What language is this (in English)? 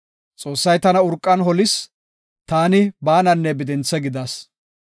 Gofa